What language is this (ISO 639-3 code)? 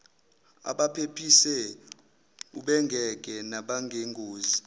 zul